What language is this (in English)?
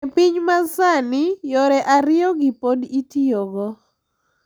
Luo (Kenya and Tanzania)